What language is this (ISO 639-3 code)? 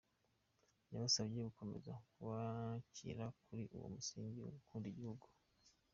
kin